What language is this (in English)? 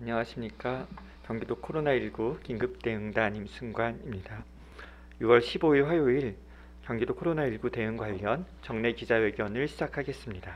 Korean